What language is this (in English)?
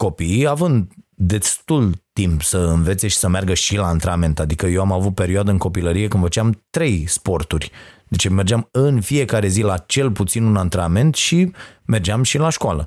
Romanian